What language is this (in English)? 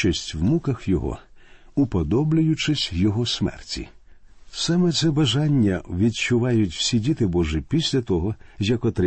Ukrainian